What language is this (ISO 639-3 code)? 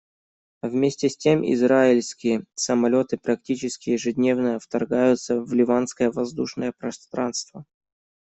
rus